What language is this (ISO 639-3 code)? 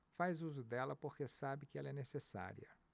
por